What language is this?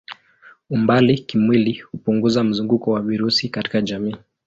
Swahili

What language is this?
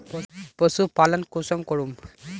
Magahi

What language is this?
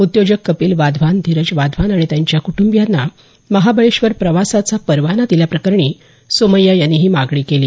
Marathi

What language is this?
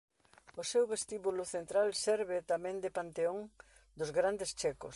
Galician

